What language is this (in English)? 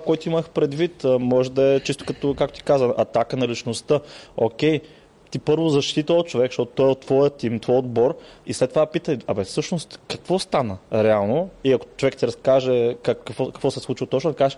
Bulgarian